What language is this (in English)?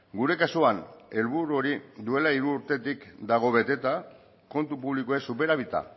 Basque